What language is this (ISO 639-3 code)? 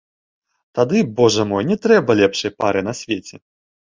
bel